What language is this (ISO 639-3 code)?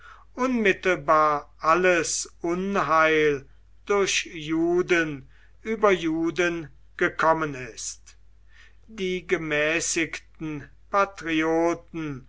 deu